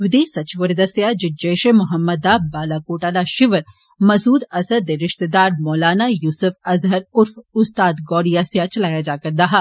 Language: Dogri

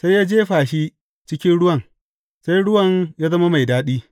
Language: Hausa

